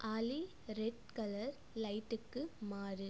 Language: Tamil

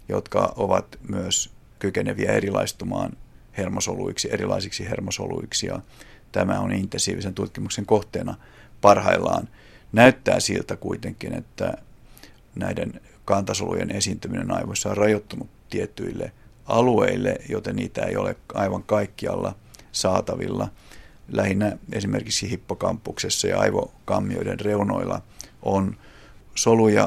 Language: Finnish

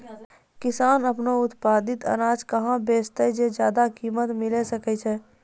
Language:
Maithili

